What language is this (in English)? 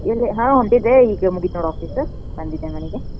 Kannada